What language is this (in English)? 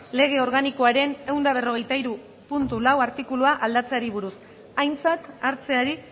Basque